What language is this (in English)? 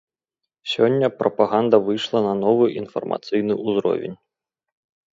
Belarusian